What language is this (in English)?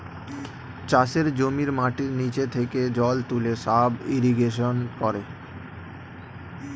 Bangla